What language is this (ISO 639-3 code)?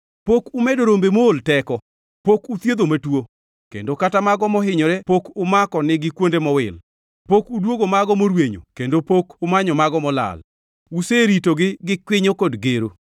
luo